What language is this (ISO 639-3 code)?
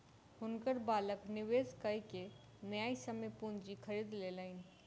mai